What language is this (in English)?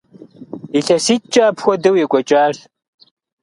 Kabardian